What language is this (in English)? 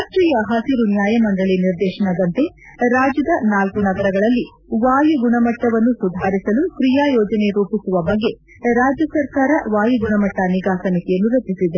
Kannada